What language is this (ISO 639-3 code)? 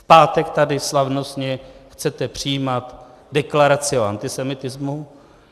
ces